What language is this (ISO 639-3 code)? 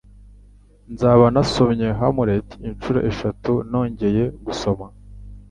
kin